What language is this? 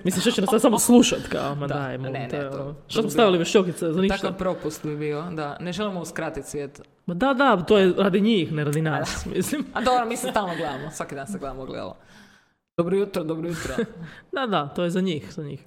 Croatian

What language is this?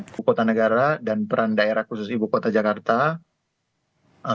Indonesian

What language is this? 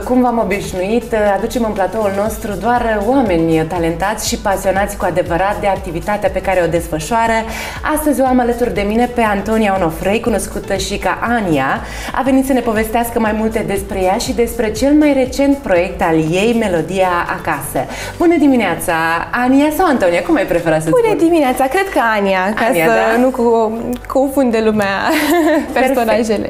Romanian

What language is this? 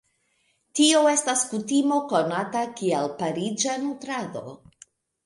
Esperanto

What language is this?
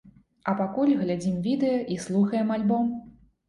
Belarusian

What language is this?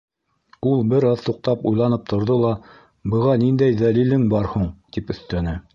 Bashkir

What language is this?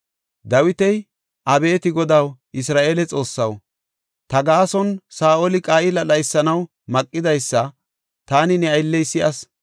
Gofa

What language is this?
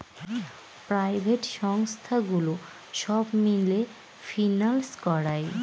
Bangla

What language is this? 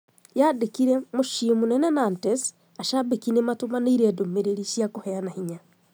Kikuyu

